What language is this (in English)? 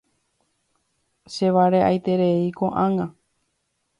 Guarani